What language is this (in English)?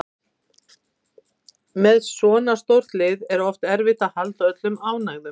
Icelandic